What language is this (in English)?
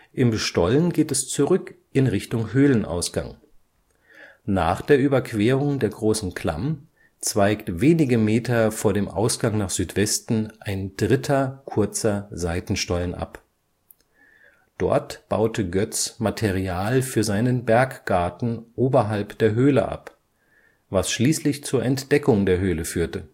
German